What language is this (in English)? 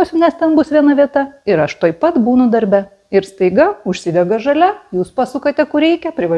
Lithuanian